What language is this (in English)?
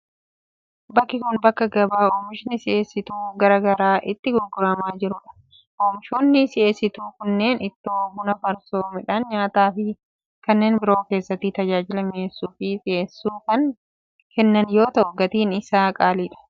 Oromo